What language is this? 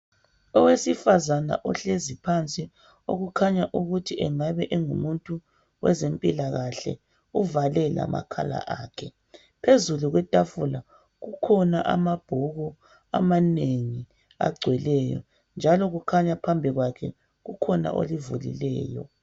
North Ndebele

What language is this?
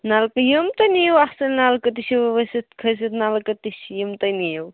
Kashmiri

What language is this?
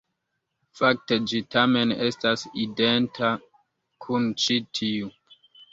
Esperanto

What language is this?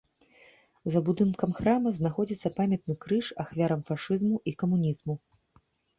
Belarusian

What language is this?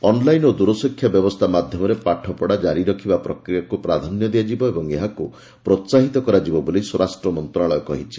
Odia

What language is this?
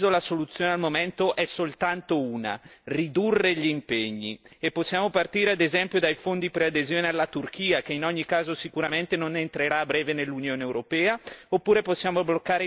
Italian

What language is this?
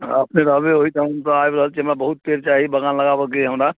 Maithili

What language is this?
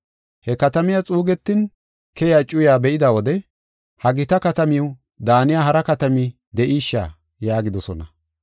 Gofa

